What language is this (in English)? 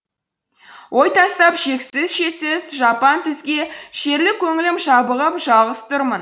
Kazakh